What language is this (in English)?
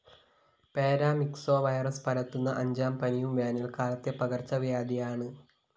Malayalam